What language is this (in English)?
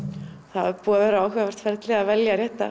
Icelandic